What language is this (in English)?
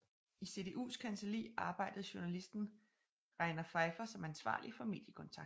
Danish